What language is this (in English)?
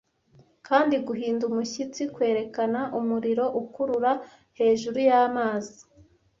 Kinyarwanda